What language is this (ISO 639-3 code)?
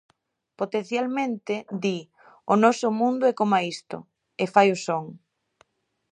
glg